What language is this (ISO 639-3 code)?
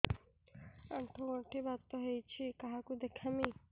ori